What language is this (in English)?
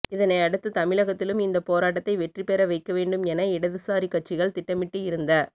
Tamil